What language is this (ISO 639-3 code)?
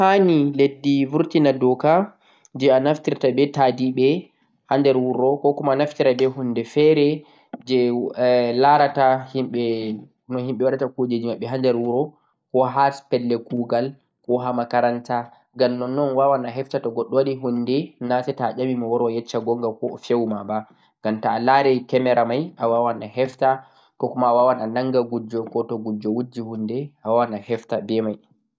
fuq